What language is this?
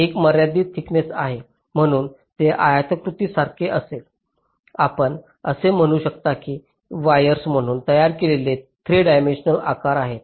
Marathi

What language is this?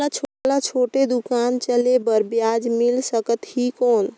Chhattisgarhi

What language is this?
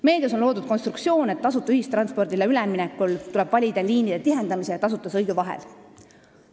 Estonian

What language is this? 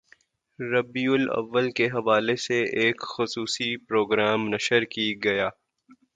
Urdu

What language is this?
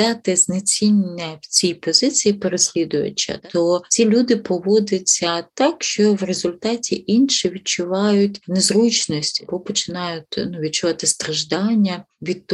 Ukrainian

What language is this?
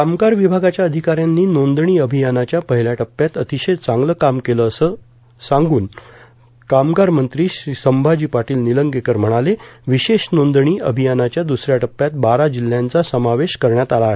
Marathi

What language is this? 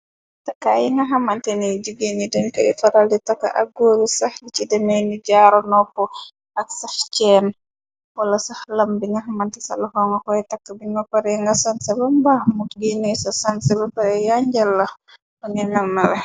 Wolof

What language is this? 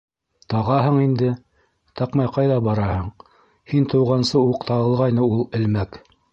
Bashkir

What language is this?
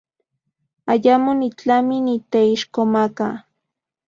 Central Puebla Nahuatl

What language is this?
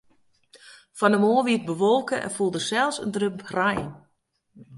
Western Frisian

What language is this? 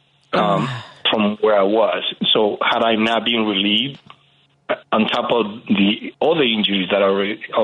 English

